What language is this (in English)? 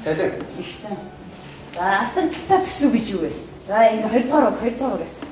Arabic